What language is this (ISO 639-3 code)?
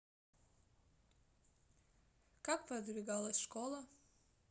rus